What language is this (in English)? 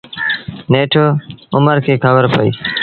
Sindhi Bhil